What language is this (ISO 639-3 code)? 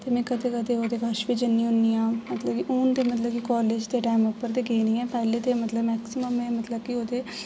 doi